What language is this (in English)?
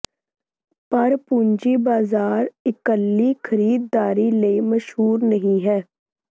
Punjabi